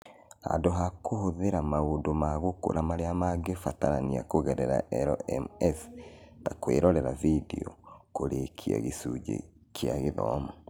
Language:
Kikuyu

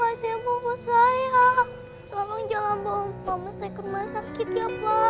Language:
Indonesian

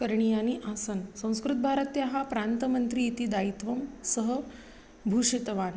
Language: Sanskrit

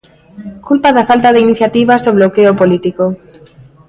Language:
Galician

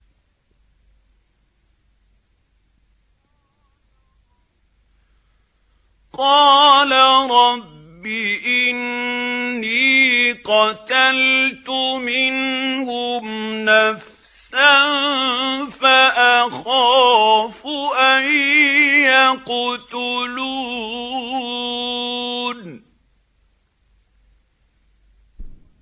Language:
Arabic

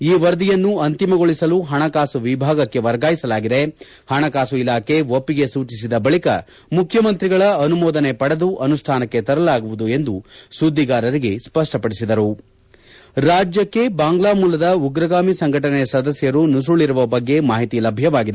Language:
Kannada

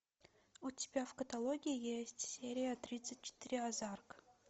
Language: Russian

